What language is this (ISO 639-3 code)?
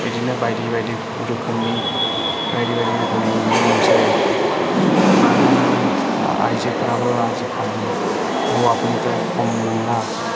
brx